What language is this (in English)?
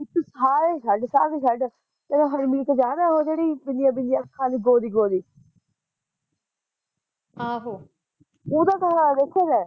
Punjabi